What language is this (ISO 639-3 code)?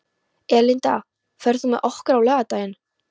isl